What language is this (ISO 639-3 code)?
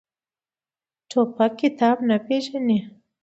pus